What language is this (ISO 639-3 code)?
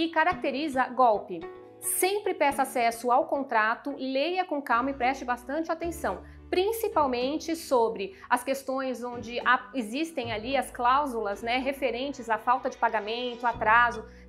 por